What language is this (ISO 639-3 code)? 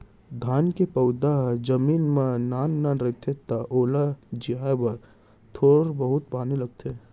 hne